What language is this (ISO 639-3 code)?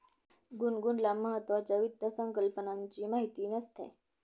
mar